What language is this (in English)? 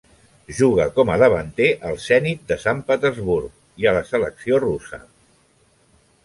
Catalan